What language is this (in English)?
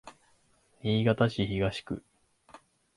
Japanese